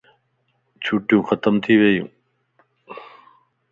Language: Lasi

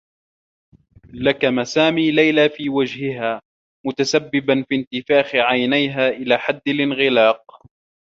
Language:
Arabic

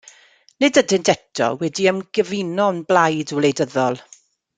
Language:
Welsh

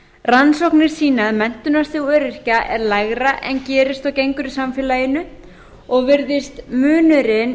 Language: Icelandic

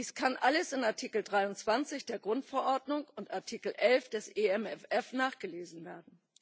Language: German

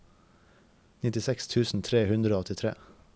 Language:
Norwegian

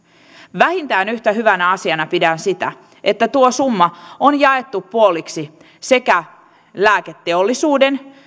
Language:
Finnish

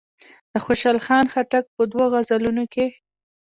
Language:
Pashto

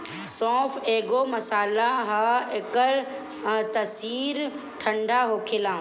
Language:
Bhojpuri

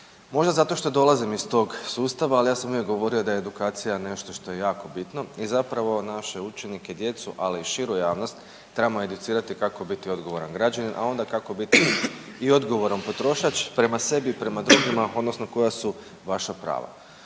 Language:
Croatian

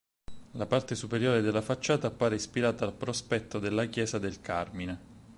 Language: Italian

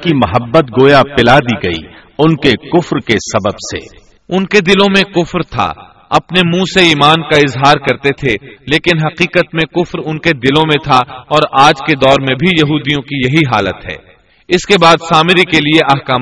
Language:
Urdu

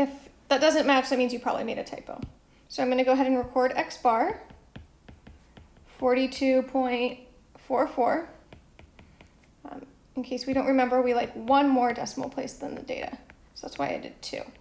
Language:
English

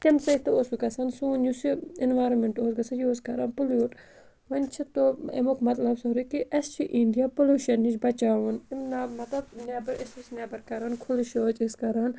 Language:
Kashmiri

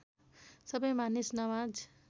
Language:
Nepali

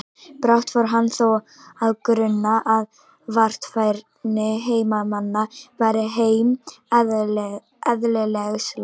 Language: Icelandic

